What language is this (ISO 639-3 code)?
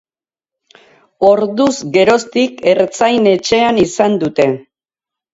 eus